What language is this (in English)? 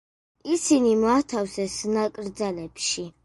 Georgian